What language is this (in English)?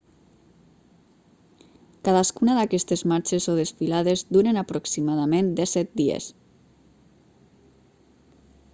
Catalan